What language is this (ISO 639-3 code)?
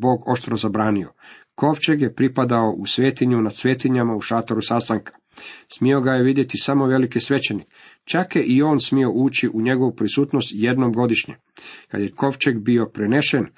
hrv